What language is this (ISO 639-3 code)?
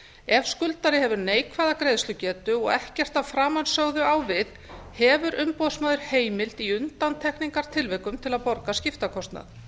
isl